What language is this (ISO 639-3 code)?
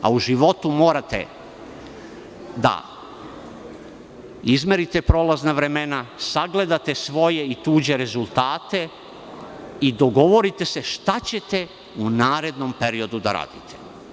srp